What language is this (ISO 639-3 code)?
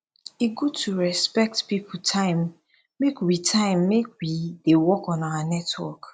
pcm